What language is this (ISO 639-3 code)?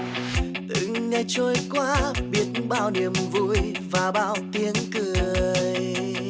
vie